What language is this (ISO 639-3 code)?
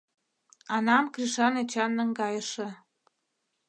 chm